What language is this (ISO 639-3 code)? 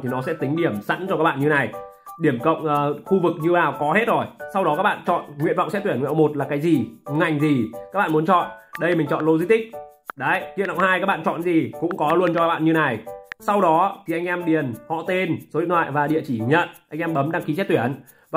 vie